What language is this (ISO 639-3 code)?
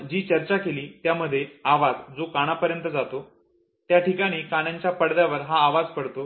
mar